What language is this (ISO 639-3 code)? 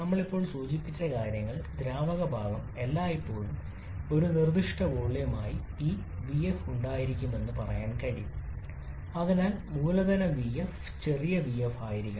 mal